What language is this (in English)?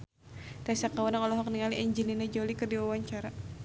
Sundanese